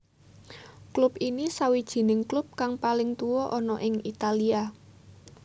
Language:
Javanese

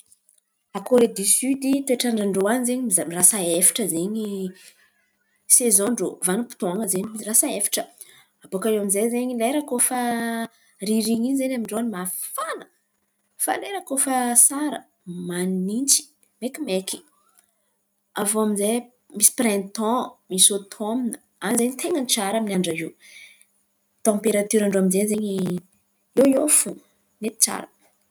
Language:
Antankarana Malagasy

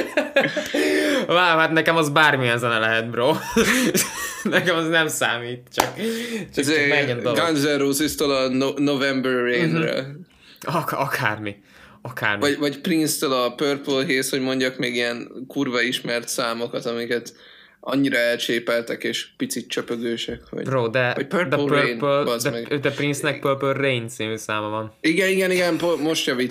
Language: Hungarian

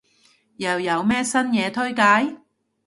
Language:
Cantonese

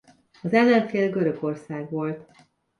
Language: Hungarian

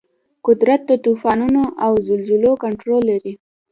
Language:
Pashto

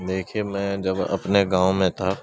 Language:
Urdu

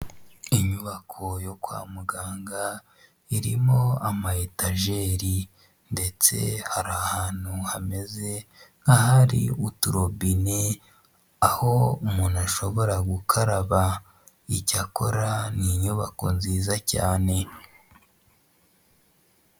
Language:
Kinyarwanda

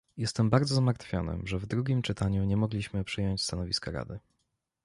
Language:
Polish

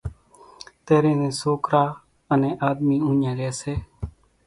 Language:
Kachi Koli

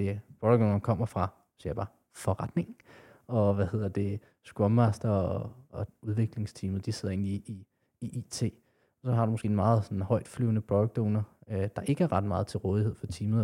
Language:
Danish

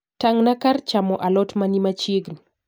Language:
Luo (Kenya and Tanzania)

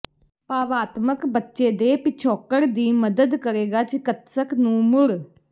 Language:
Punjabi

